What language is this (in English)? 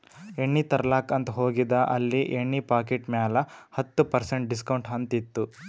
Kannada